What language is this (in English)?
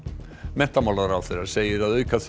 Icelandic